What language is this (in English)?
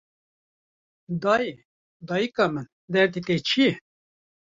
Kurdish